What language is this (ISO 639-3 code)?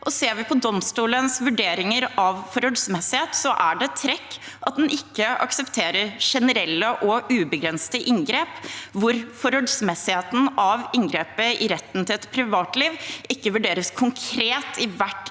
nor